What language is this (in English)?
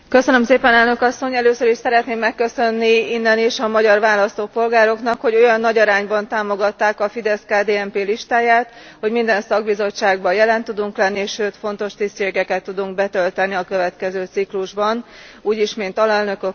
Hungarian